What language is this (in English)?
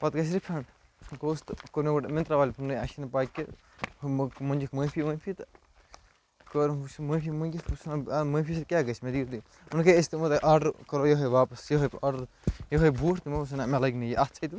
Kashmiri